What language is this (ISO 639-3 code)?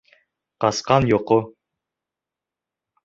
bak